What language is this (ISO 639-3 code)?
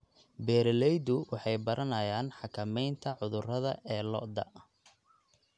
som